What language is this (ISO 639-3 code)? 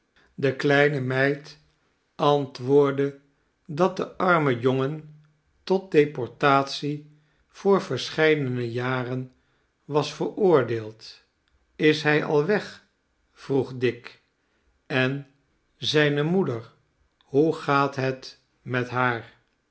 nld